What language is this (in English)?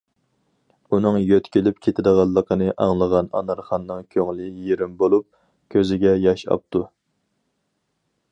Uyghur